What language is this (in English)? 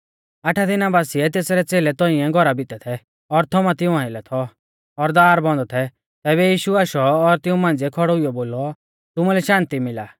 Mahasu Pahari